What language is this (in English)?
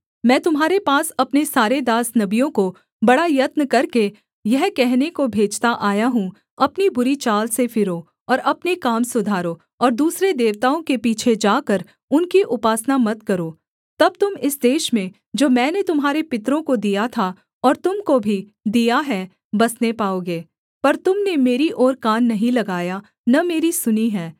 Hindi